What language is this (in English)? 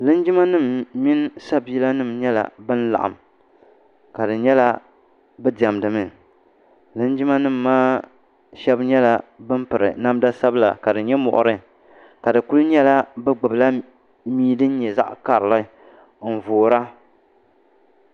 Dagbani